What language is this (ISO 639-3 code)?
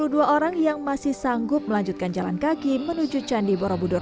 ind